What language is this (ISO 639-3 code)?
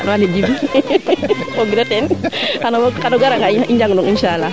srr